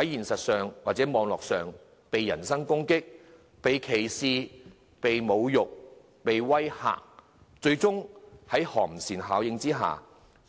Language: Cantonese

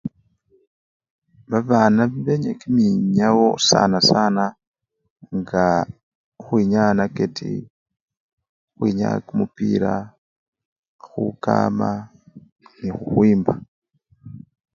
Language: Luyia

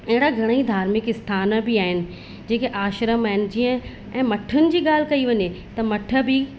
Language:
Sindhi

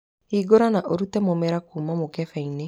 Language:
Kikuyu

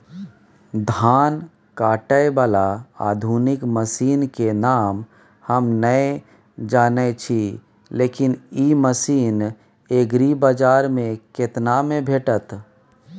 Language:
Maithili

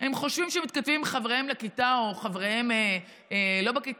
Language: Hebrew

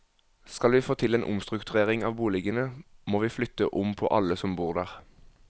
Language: Norwegian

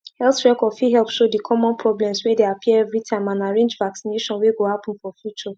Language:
Nigerian Pidgin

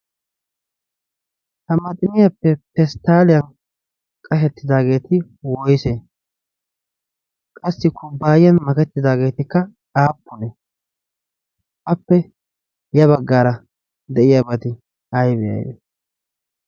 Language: Wolaytta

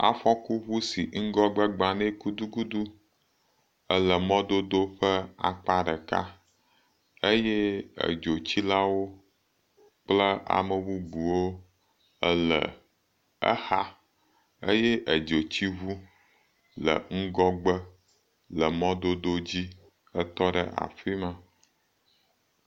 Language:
Ewe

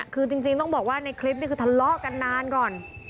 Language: Thai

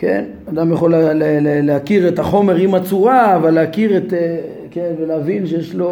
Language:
Hebrew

